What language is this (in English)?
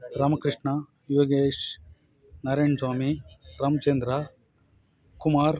Kannada